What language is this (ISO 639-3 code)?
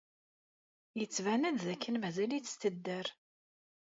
kab